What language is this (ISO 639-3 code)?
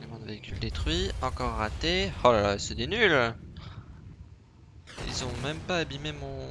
fra